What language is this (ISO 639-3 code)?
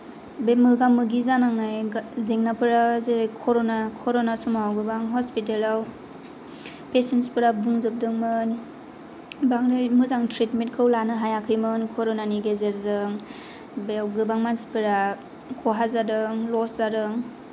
brx